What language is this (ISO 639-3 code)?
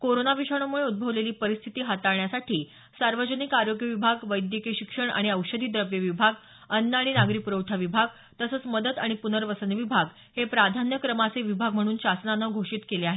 mar